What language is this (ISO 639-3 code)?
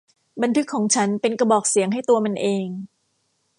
tha